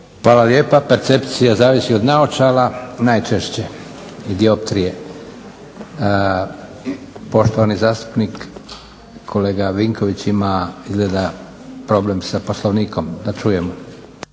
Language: Croatian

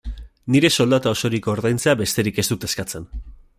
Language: Basque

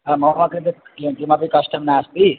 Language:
Sanskrit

